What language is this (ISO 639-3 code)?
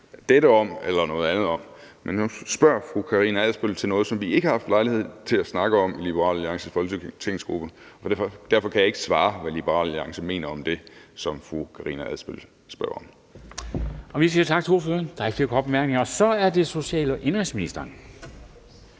dan